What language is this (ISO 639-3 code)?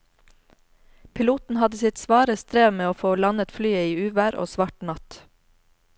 nor